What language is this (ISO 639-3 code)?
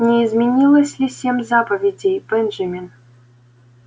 rus